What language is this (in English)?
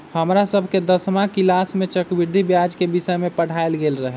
Magahi